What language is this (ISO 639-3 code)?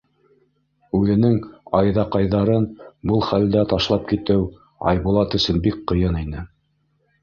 bak